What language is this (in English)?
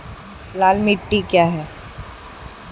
Hindi